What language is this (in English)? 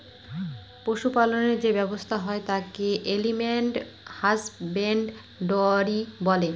Bangla